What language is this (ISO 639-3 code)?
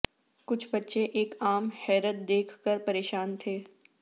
urd